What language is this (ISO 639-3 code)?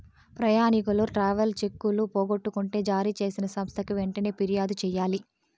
tel